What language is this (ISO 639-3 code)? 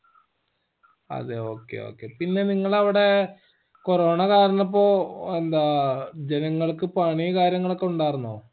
mal